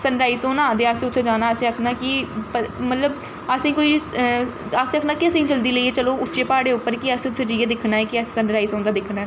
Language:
Dogri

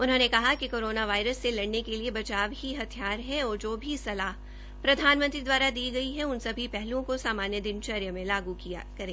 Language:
Hindi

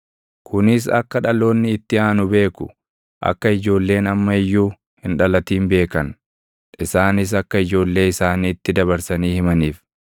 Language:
Oromo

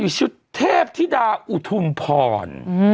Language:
Thai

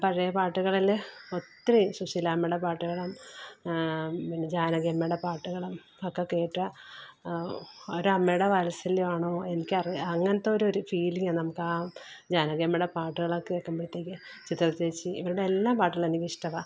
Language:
Malayalam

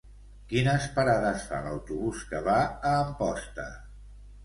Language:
Catalan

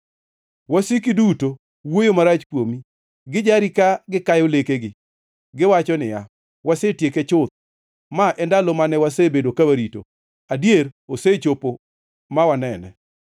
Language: Luo (Kenya and Tanzania)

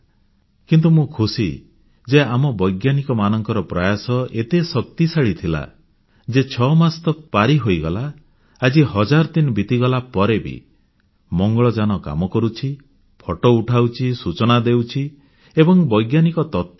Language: Odia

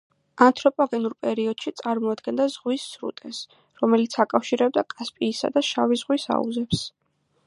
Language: Georgian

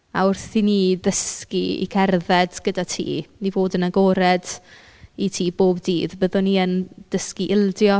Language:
Welsh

